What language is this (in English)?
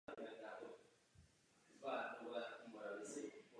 Czech